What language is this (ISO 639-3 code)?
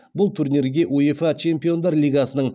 kaz